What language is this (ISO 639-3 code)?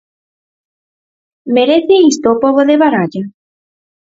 glg